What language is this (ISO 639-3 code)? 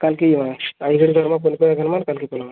ori